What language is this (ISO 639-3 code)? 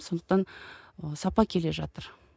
kaz